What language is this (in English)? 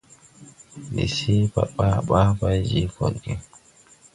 Tupuri